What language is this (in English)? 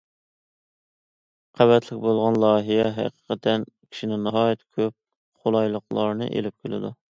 Uyghur